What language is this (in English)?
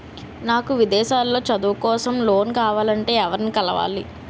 Telugu